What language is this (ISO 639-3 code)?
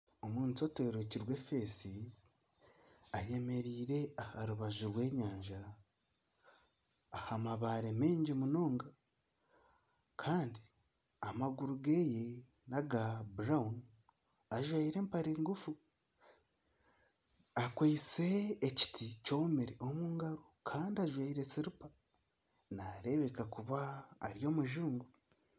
nyn